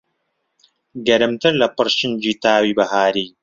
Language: Central Kurdish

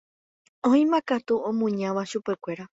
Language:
Guarani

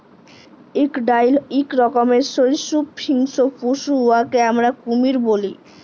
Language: Bangla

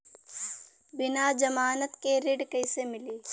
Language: Bhojpuri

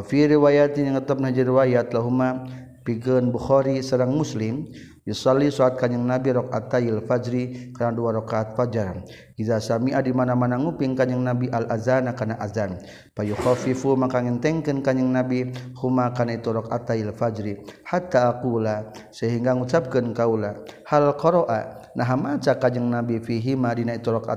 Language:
Malay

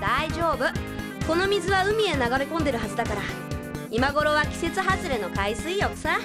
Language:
Japanese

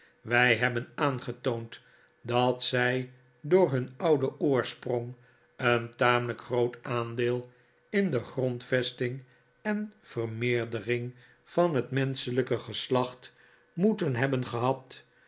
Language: Dutch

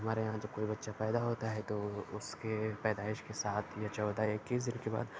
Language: Urdu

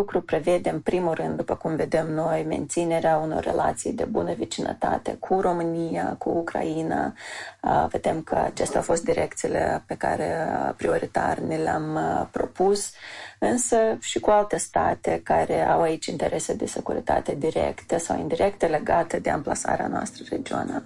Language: Romanian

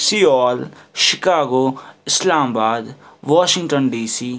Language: Kashmiri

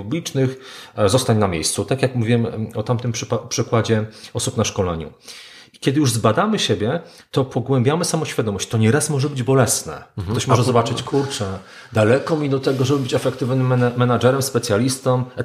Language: Polish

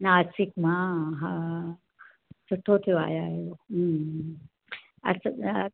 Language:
Sindhi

